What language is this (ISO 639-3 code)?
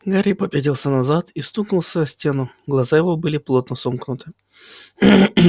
rus